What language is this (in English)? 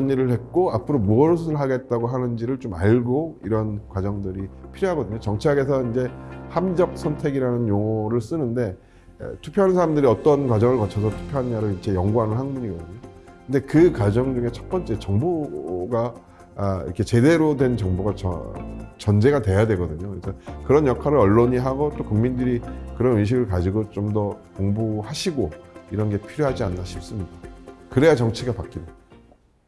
Korean